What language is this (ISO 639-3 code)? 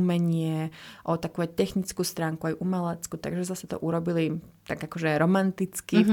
slk